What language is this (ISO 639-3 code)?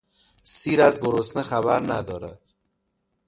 fas